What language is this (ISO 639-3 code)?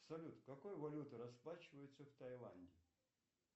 rus